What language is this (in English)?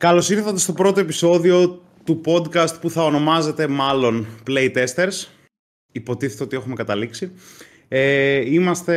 Greek